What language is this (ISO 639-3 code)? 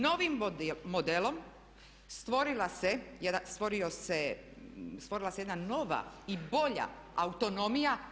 hrv